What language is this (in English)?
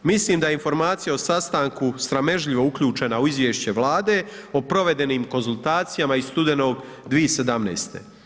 Croatian